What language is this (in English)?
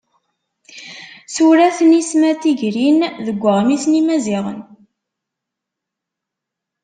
Kabyle